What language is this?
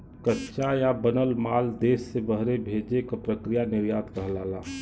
Bhojpuri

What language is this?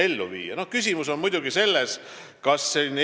Estonian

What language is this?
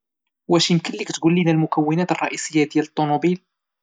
Moroccan Arabic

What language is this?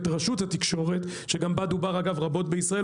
Hebrew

